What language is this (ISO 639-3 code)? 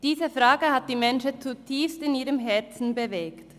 gsw